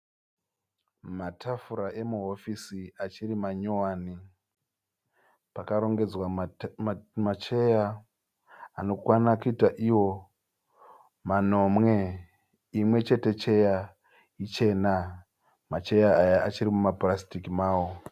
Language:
Shona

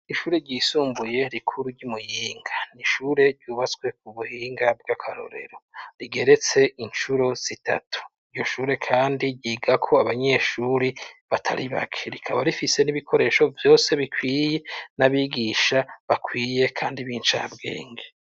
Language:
Rundi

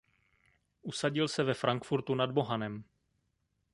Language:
Czech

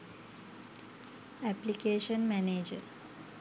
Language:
Sinhala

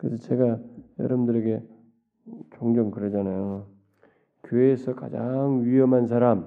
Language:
Korean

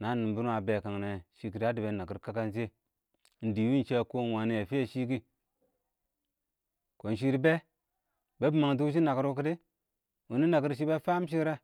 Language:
Awak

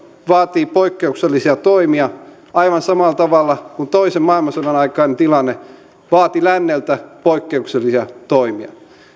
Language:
Finnish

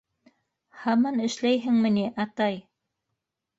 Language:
Bashkir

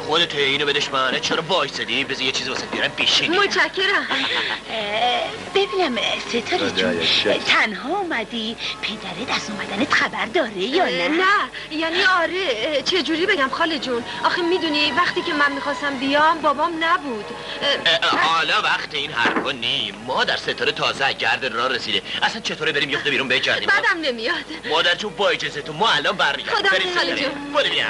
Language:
Persian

